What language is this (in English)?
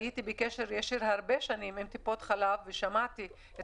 Hebrew